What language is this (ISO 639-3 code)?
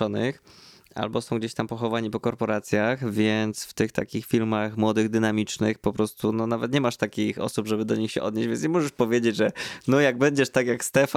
pol